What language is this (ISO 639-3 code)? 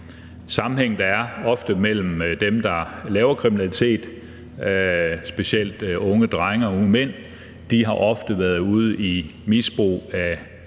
dan